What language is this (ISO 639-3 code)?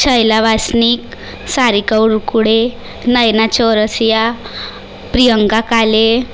mar